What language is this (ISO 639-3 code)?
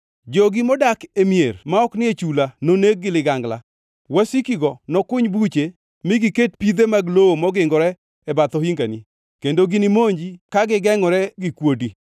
luo